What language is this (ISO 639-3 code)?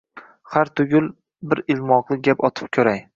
uzb